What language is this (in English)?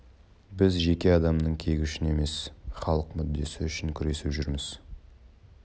Kazakh